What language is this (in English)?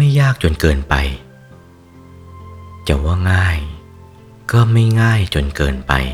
Thai